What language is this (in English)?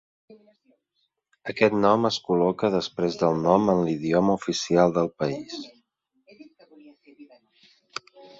Catalan